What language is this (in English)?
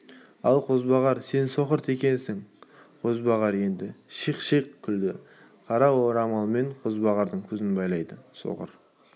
Kazakh